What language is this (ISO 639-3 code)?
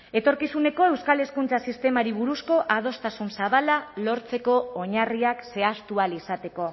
eus